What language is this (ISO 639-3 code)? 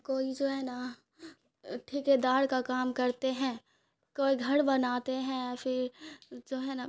urd